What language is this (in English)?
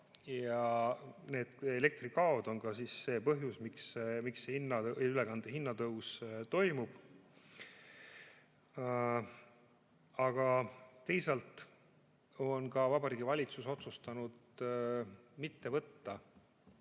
Estonian